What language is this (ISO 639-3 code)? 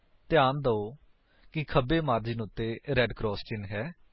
pan